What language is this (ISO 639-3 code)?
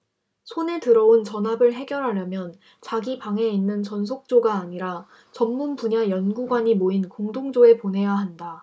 kor